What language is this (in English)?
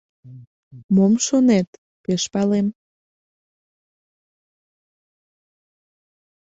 Mari